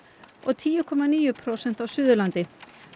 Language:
Icelandic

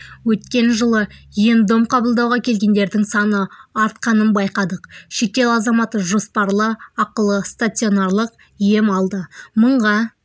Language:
Kazakh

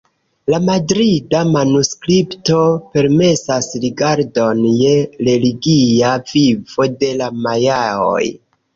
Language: Esperanto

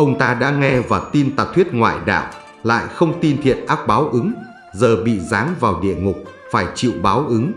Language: Vietnamese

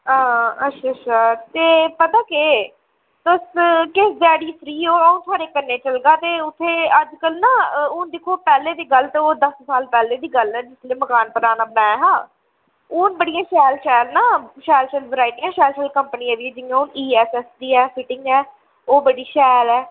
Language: Dogri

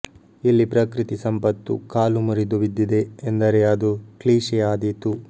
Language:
Kannada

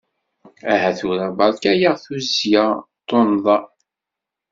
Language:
Kabyle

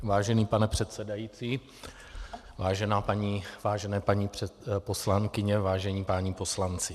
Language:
Czech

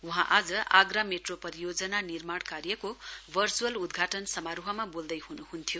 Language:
Nepali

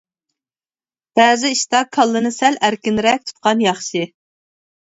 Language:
Uyghur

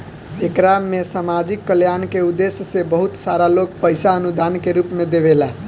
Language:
Bhojpuri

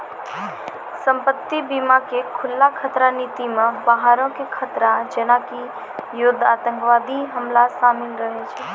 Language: Maithili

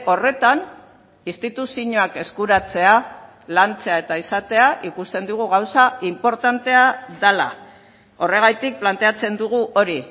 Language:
Basque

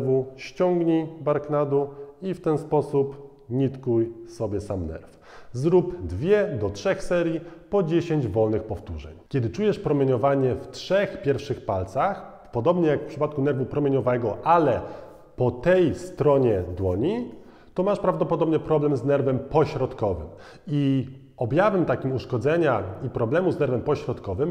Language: Polish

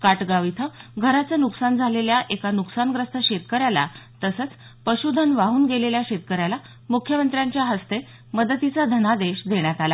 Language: Marathi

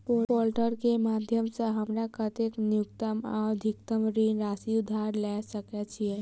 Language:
Maithili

